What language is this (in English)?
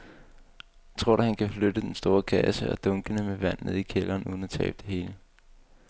Danish